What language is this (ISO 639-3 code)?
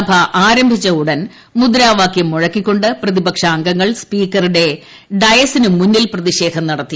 mal